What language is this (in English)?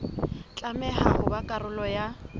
Southern Sotho